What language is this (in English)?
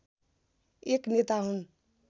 Nepali